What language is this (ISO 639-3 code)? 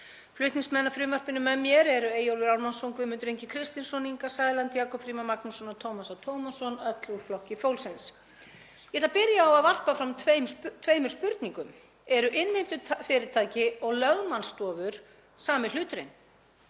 isl